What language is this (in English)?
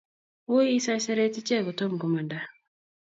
Kalenjin